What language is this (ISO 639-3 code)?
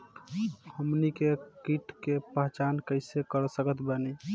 bho